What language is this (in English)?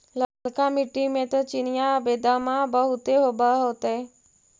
Magahi